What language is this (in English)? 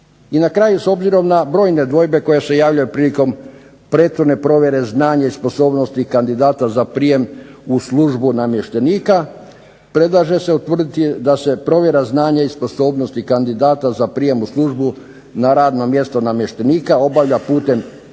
Croatian